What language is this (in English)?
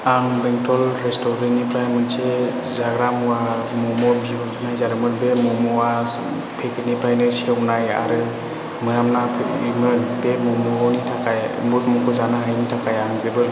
Bodo